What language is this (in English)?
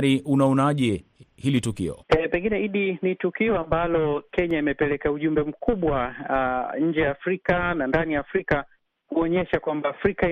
Swahili